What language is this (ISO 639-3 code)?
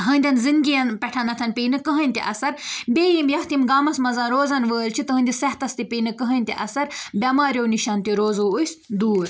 kas